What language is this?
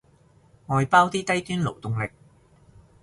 Cantonese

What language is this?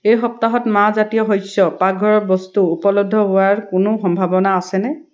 Assamese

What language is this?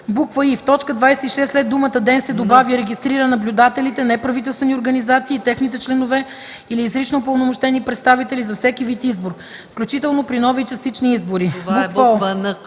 Bulgarian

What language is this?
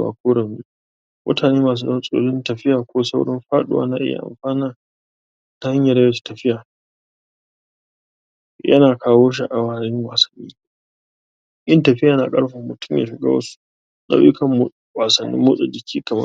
Hausa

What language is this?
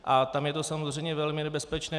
Czech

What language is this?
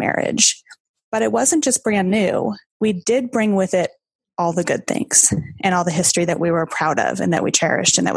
English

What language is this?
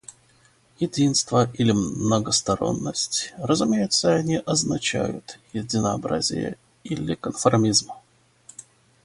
Russian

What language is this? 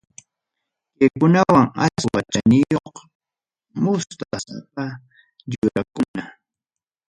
Ayacucho Quechua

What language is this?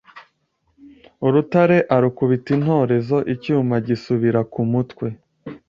Kinyarwanda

